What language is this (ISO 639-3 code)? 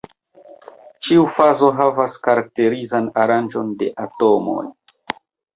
epo